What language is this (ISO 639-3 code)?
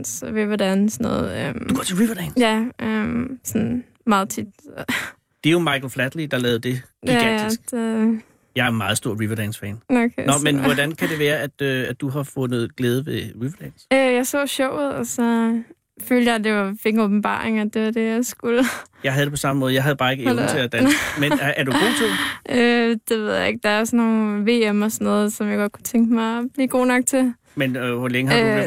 dan